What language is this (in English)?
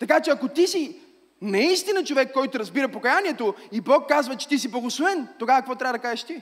Bulgarian